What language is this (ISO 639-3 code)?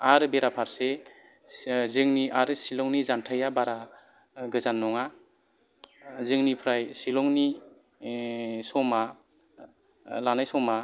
brx